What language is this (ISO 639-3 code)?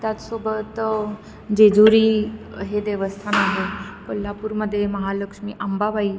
mar